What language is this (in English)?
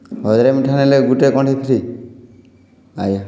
Odia